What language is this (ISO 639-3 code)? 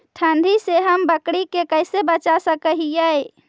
mag